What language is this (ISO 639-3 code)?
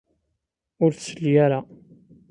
kab